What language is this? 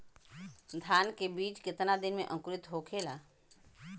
Bhojpuri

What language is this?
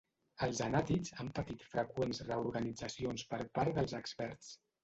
Catalan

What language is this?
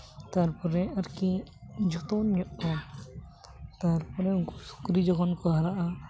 Santali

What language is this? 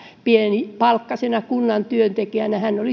Finnish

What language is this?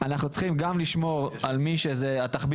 Hebrew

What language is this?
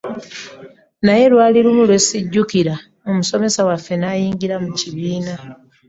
Ganda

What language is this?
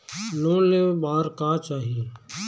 Chhattisgarhi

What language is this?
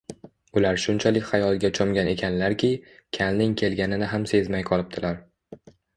Uzbek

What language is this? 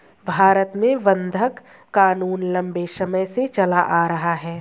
Hindi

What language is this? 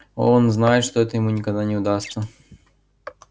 Russian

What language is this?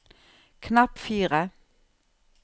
Norwegian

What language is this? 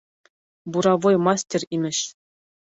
Bashkir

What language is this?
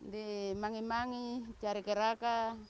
Indonesian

